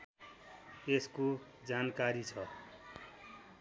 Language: Nepali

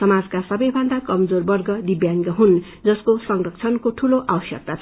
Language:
Nepali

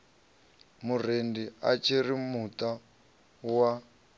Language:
Venda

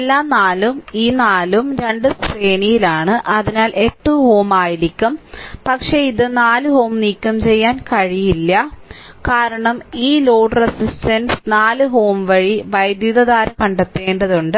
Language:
Malayalam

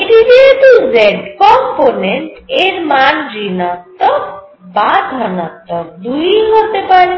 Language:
Bangla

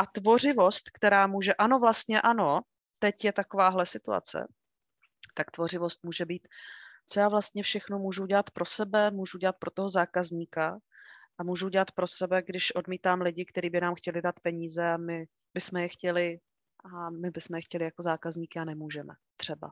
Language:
Czech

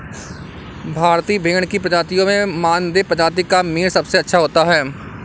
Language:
Hindi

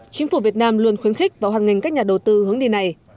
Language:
Vietnamese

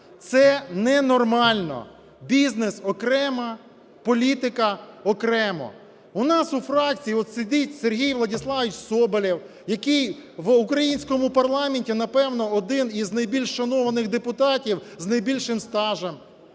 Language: Ukrainian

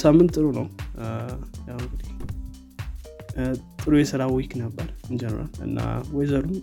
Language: Amharic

